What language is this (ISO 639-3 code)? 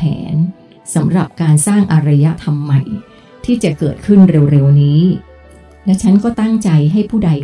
tha